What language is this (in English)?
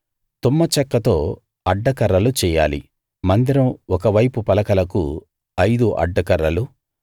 Telugu